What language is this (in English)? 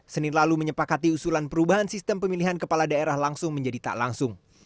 Indonesian